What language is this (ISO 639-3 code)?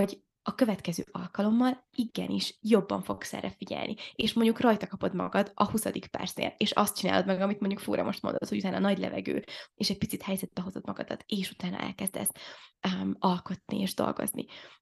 hun